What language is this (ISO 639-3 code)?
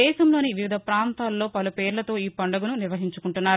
tel